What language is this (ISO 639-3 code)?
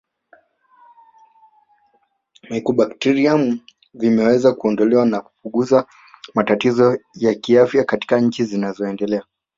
swa